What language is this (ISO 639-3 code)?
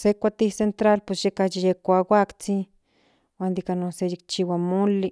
nhn